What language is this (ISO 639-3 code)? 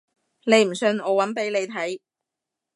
yue